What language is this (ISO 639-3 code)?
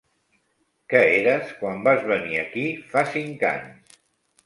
cat